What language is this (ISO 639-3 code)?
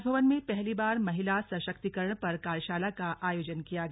hin